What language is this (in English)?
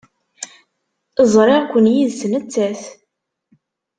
Kabyle